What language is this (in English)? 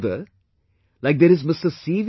English